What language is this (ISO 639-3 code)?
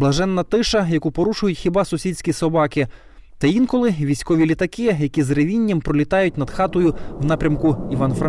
ukr